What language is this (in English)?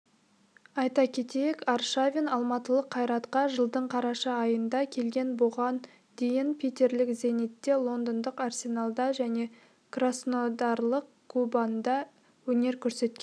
Kazakh